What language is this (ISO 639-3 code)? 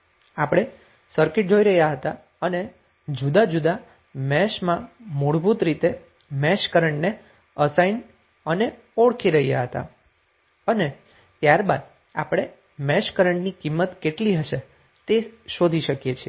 guj